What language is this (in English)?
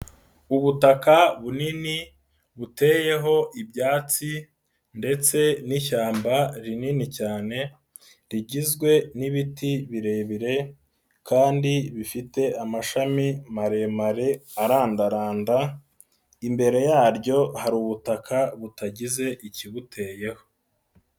Kinyarwanda